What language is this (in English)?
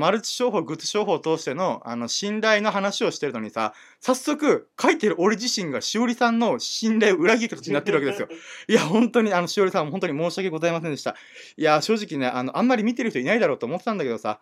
Japanese